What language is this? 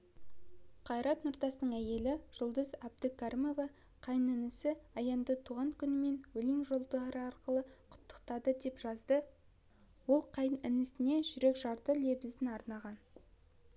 Kazakh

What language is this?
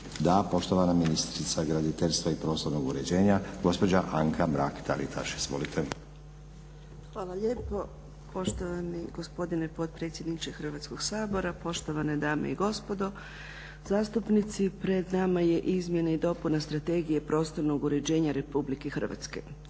Croatian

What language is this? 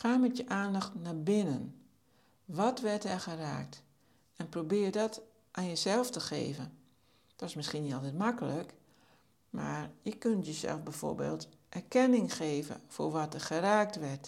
Dutch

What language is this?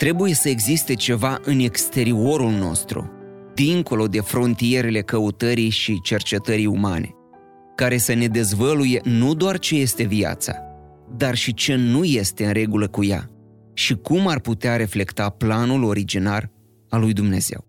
Romanian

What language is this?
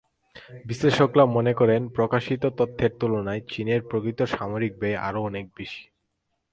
Bangla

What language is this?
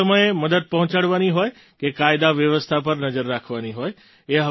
Gujarati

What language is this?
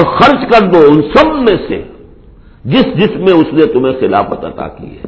Urdu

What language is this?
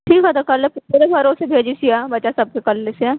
Maithili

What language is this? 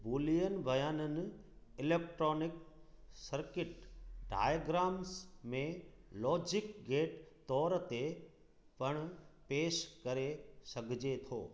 Sindhi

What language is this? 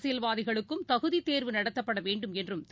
Tamil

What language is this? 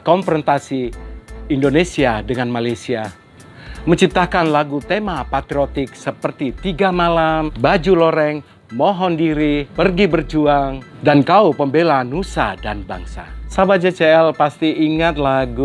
Indonesian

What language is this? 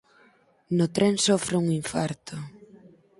Galician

